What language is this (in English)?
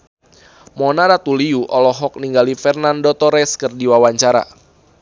Sundanese